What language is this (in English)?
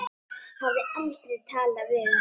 Icelandic